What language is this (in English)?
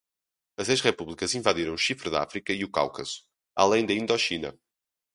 Portuguese